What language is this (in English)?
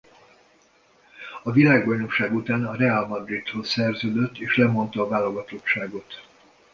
Hungarian